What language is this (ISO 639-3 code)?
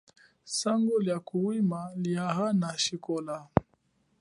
cjk